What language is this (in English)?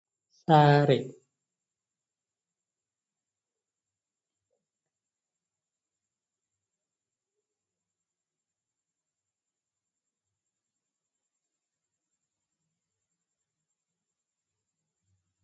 Fula